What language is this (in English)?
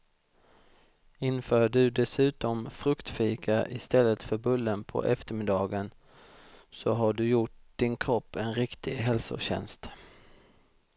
Swedish